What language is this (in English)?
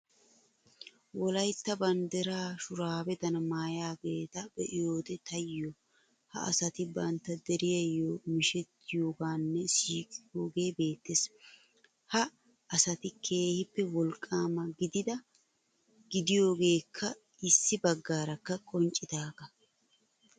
Wolaytta